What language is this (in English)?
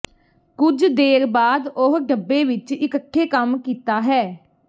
Punjabi